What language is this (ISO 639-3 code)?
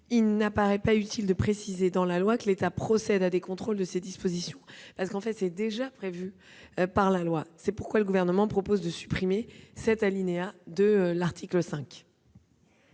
fra